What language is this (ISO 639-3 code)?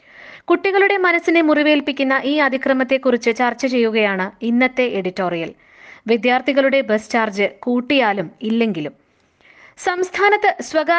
mal